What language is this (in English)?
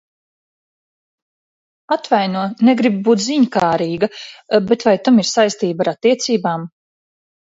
Latvian